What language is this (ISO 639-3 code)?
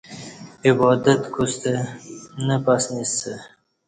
bsh